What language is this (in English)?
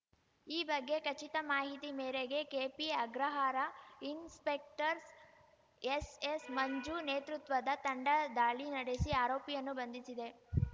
Kannada